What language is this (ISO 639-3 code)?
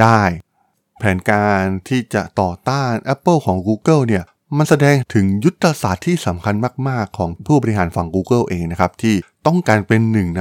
tha